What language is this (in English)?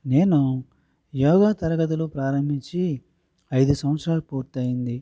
Telugu